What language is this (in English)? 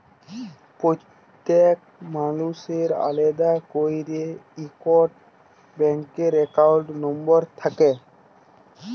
Bangla